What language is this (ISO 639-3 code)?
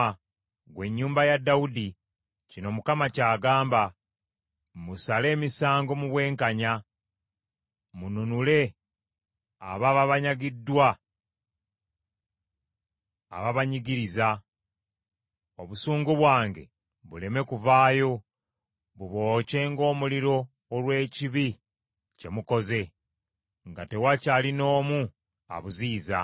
lug